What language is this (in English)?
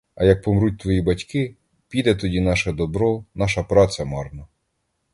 Ukrainian